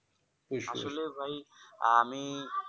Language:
Bangla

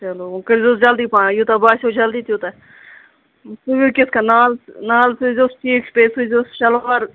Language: Kashmiri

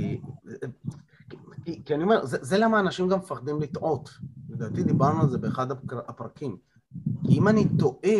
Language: Hebrew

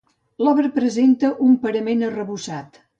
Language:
Catalan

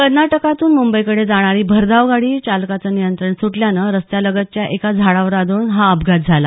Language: Marathi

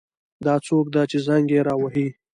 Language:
Pashto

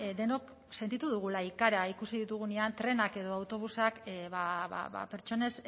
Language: Basque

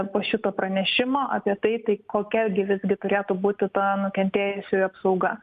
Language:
Lithuanian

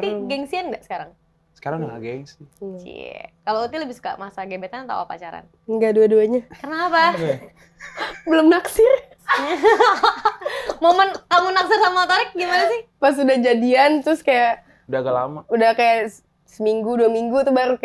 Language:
Indonesian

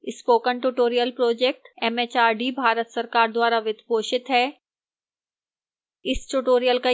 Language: Hindi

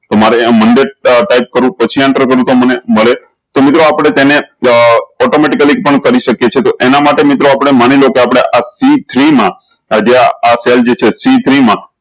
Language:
Gujarati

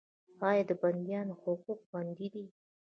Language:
Pashto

